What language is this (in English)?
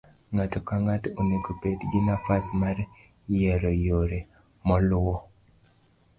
Luo (Kenya and Tanzania)